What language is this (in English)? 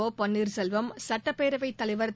Tamil